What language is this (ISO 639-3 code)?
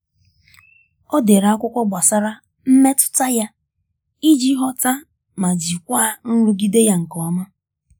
ibo